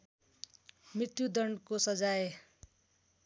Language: Nepali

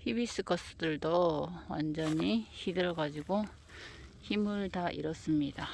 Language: Korean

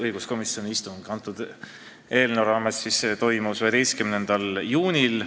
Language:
Estonian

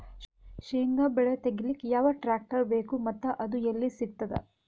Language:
Kannada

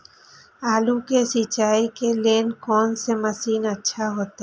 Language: Maithili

